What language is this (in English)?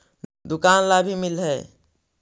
Magahi